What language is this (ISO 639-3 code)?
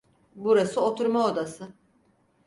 tur